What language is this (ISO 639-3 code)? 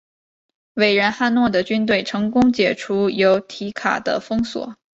zho